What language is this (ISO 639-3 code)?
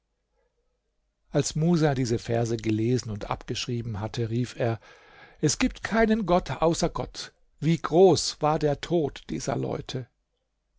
deu